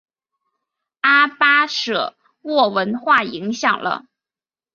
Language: Chinese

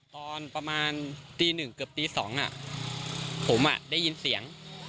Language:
Thai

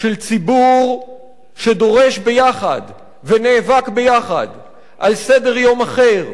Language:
Hebrew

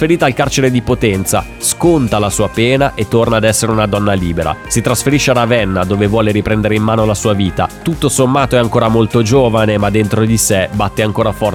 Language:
Italian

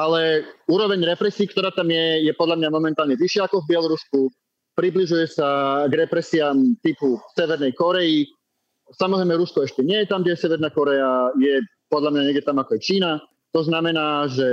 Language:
Slovak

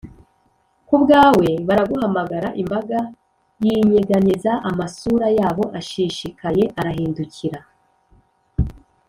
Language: Kinyarwanda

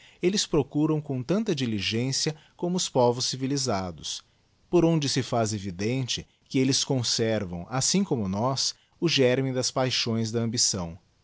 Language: Portuguese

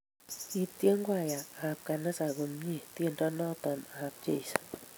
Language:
Kalenjin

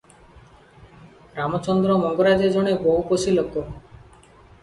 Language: Odia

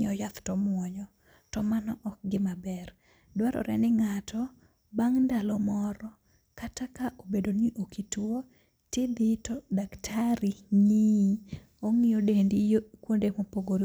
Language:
Luo (Kenya and Tanzania)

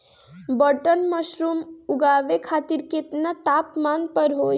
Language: Bhojpuri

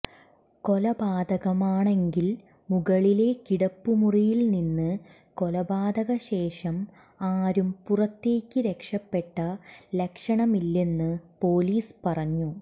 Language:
Malayalam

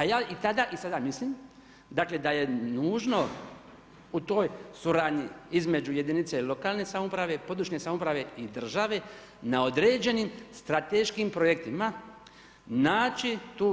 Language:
Croatian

